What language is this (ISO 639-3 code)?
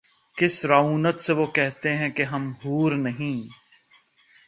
urd